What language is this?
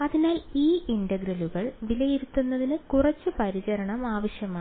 Malayalam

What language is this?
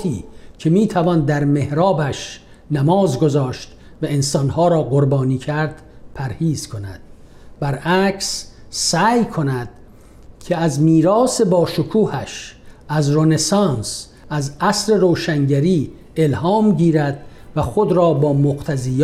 Persian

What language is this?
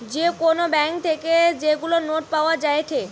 Bangla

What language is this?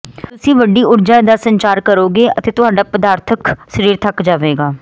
Punjabi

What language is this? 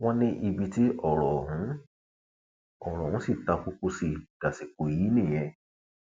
Yoruba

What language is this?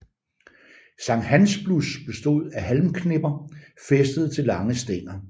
Danish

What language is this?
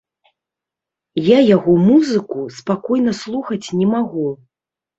Belarusian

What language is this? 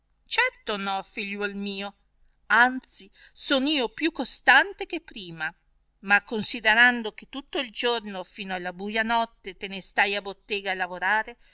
Italian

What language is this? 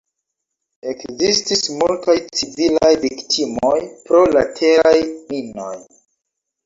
Esperanto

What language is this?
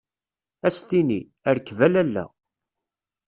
Kabyle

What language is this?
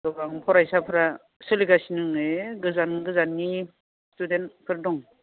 Bodo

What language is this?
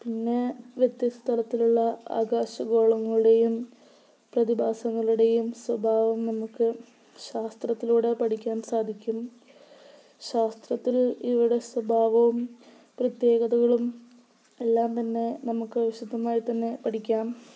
Malayalam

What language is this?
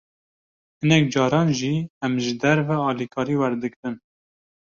Kurdish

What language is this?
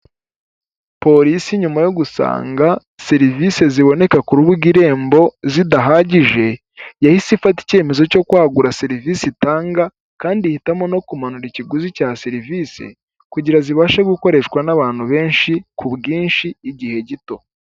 Kinyarwanda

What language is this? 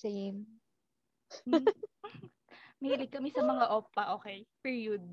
Filipino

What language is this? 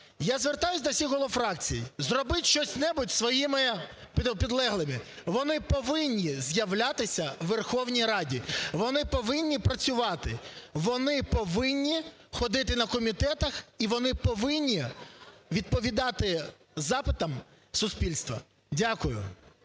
Ukrainian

